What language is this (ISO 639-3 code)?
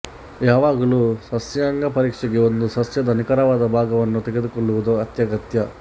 kan